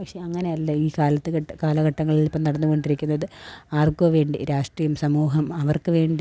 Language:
Malayalam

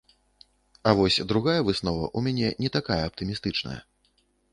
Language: Belarusian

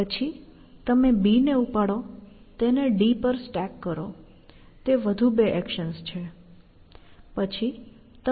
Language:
Gujarati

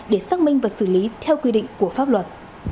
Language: Vietnamese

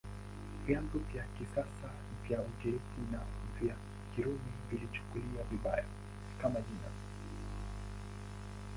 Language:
Swahili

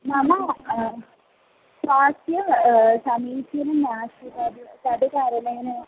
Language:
Sanskrit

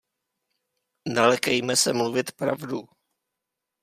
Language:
Czech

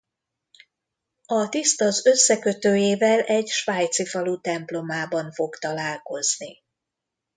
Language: Hungarian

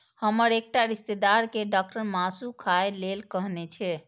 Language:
Maithili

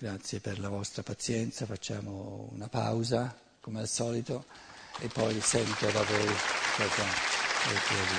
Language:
Italian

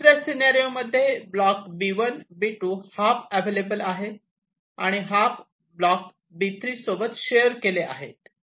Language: Marathi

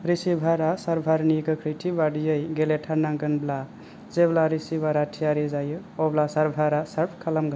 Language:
Bodo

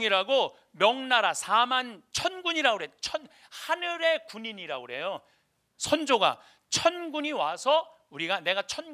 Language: Korean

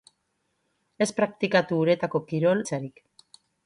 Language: Basque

